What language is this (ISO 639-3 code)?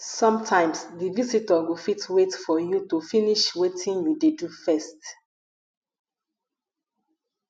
pcm